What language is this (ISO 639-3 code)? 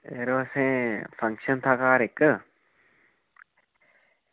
doi